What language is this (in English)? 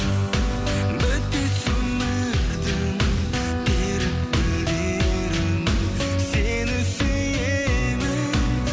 Kazakh